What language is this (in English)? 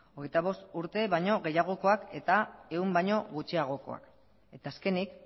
Basque